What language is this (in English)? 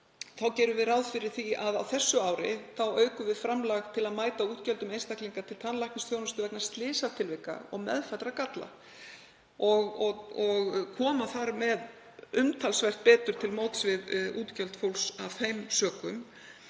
Icelandic